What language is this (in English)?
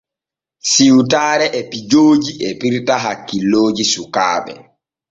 Borgu Fulfulde